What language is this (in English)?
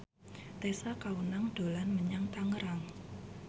Javanese